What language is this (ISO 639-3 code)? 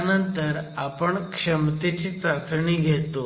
mar